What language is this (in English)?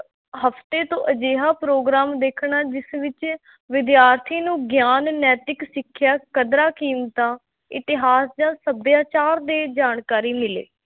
Punjabi